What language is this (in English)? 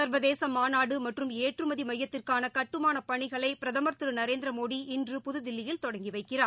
Tamil